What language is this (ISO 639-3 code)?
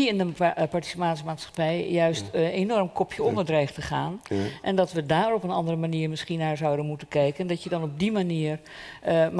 nld